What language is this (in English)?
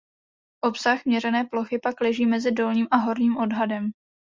Czech